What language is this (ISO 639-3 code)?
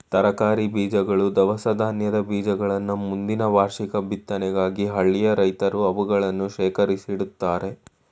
kan